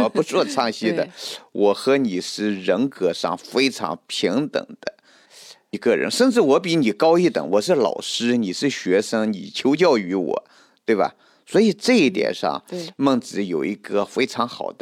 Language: Chinese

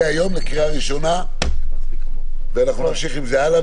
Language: Hebrew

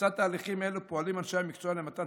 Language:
Hebrew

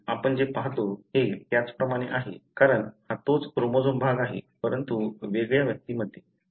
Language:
Marathi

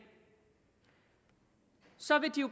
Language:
Danish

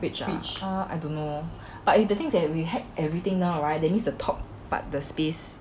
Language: English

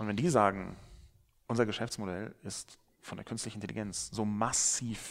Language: German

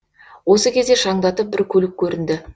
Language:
Kazakh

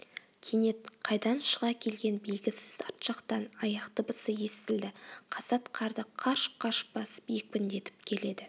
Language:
Kazakh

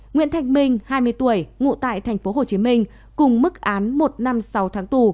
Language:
Vietnamese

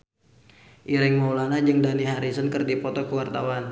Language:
Sundanese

